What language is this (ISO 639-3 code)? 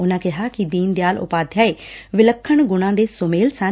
pan